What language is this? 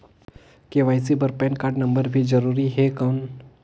Chhattisgarhi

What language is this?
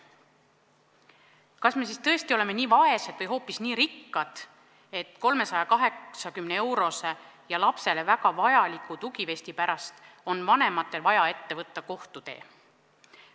Estonian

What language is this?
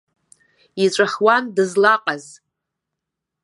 Abkhazian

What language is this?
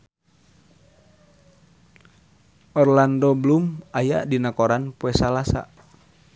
Sundanese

